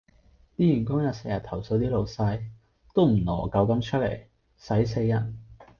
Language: Cantonese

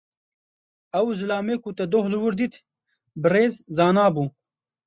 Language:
Kurdish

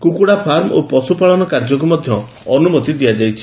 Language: Odia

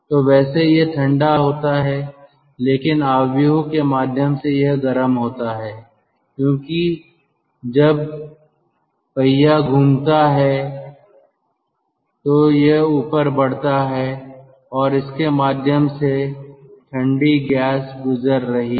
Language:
Hindi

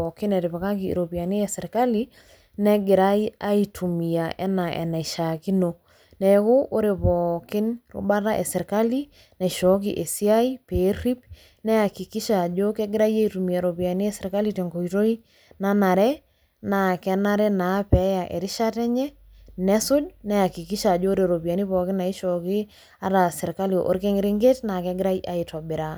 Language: Masai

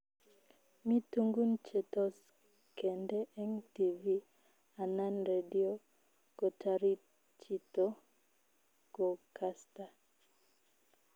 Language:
Kalenjin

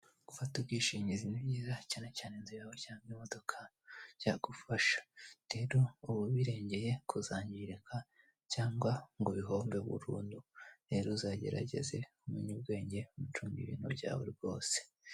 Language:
Kinyarwanda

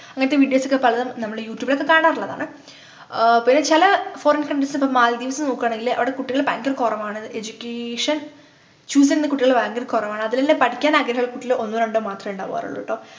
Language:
Malayalam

